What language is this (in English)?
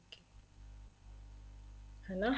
Punjabi